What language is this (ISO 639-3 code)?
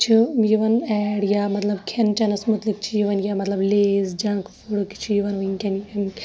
kas